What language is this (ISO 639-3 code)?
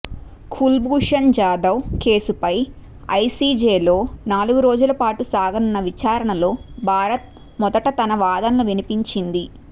tel